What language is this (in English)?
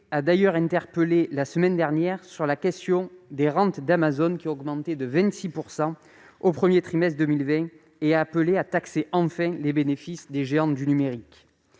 French